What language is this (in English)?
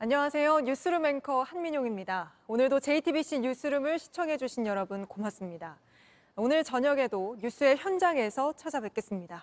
Korean